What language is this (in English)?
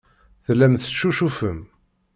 Kabyle